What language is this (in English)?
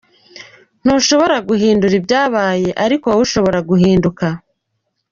Kinyarwanda